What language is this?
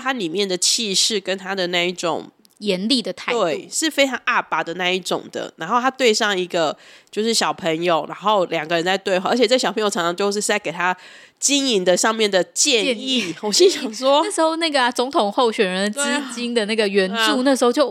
Chinese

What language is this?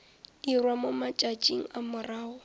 Northern Sotho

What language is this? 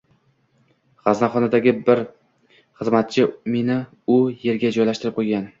Uzbek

